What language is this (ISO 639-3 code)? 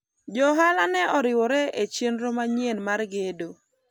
luo